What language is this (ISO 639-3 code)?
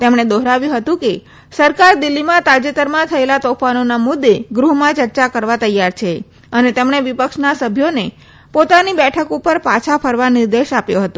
guj